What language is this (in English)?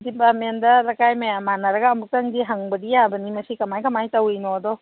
Manipuri